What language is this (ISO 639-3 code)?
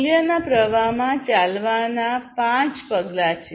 guj